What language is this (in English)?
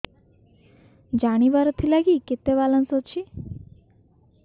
Odia